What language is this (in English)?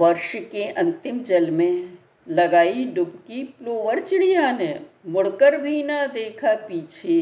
Hindi